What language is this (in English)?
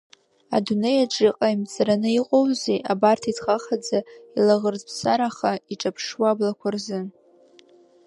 Abkhazian